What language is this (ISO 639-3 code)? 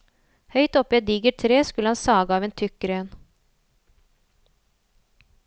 nor